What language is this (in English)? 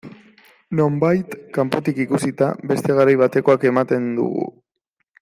Basque